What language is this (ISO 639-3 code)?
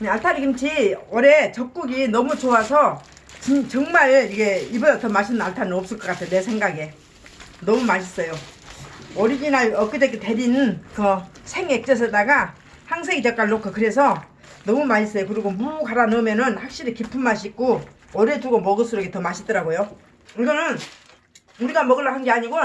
kor